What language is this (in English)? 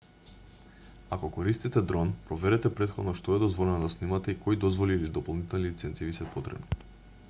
Macedonian